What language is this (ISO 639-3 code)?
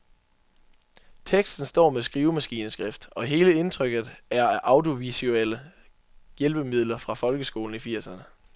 dan